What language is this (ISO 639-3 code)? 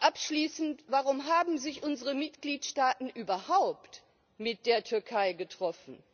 deu